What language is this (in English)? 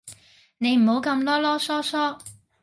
Cantonese